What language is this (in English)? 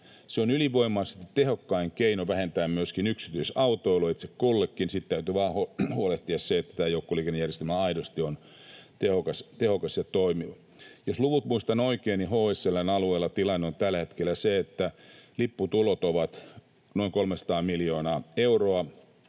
Finnish